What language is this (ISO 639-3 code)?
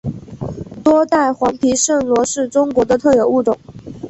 zho